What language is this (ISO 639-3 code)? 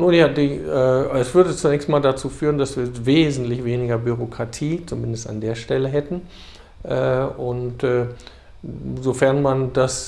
deu